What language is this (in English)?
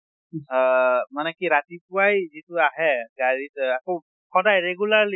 Assamese